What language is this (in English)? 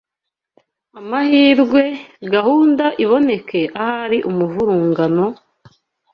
Kinyarwanda